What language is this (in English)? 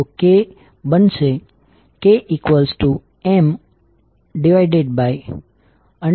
Gujarati